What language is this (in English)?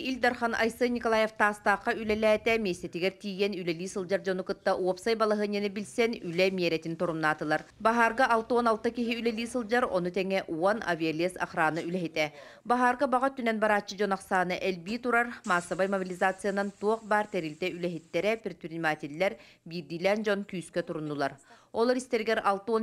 Russian